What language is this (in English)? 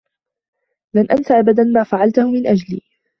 Arabic